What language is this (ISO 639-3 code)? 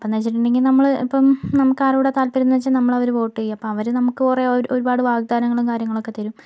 mal